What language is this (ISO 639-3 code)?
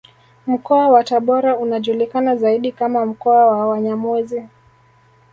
swa